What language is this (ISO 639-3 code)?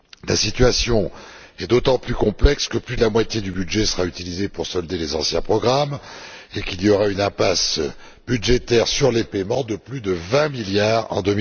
fra